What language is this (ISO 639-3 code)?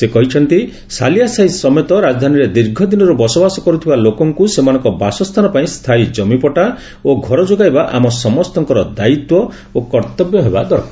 ori